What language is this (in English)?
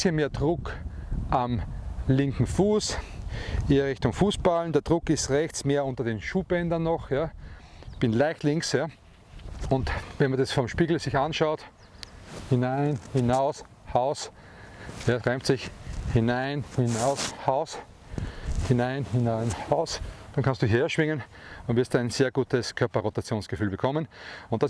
German